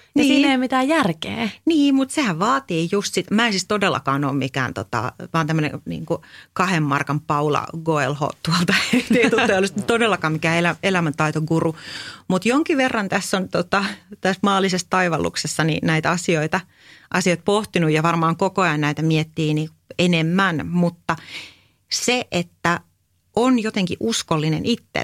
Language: Finnish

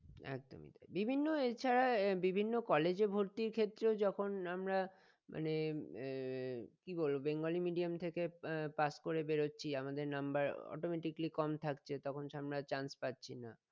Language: Bangla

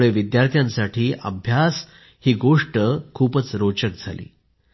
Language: Marathi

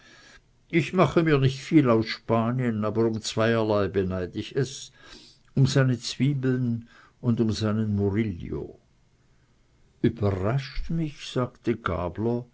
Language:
German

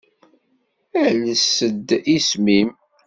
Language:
Kabyle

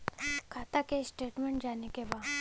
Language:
Bhojpuri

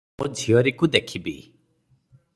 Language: Odia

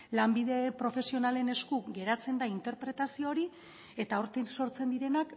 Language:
Basque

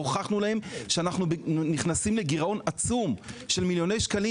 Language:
Hebrew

